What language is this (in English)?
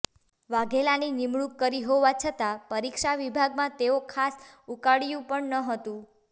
Gujarati